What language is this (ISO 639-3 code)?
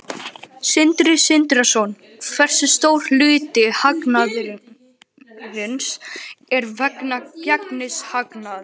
isl